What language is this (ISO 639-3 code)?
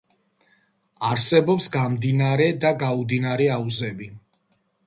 kat